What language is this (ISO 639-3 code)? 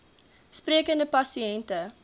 afr